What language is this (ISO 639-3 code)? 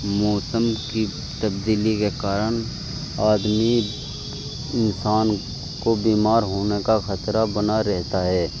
urd